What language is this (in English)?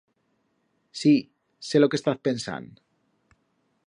Aragonese